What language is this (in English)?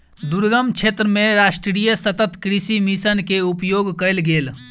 Maithili